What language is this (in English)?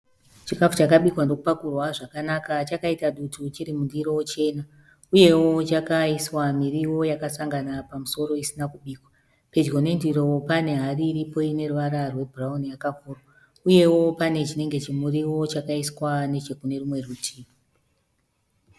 Shona